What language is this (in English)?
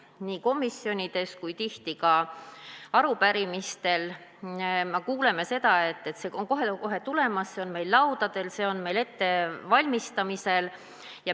Estonian